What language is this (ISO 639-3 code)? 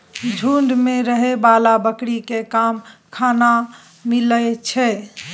mai